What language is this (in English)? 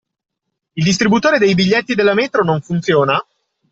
Italian